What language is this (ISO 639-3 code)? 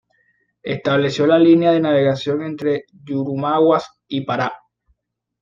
spa